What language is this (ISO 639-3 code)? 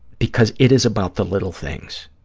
eng